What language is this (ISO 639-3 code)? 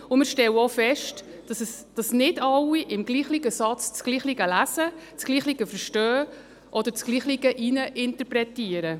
gsw